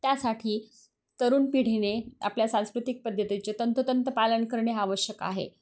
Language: Marathi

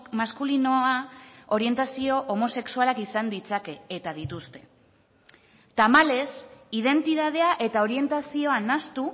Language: Basque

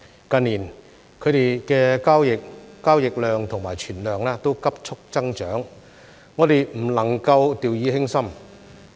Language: Cantonese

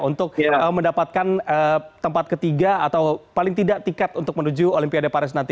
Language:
Indonesian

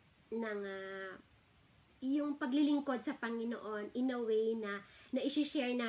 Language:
Filipino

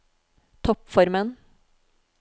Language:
Norwegian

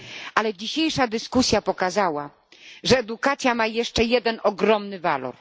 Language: Polish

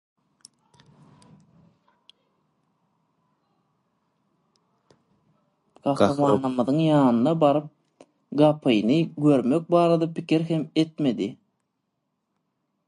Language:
Turkmen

